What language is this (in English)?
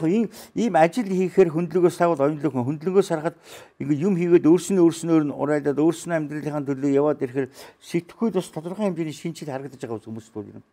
Turkish